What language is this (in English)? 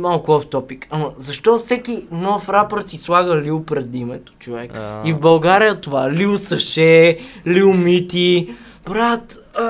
Bulgarian